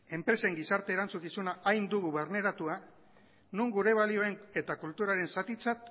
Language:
Basque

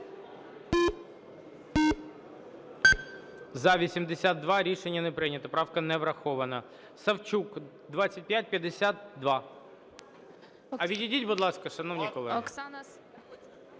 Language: Ukrainian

